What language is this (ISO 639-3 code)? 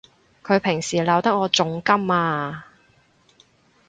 yue